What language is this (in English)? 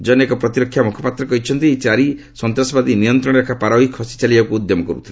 Odia